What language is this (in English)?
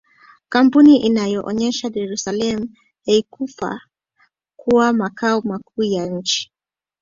Swahili